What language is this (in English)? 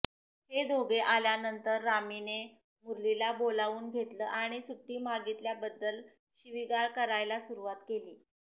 Marathi